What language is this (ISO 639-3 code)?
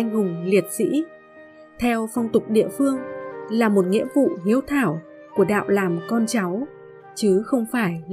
vie